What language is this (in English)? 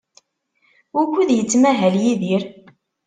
Kabyle